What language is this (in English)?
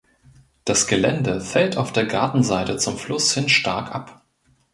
German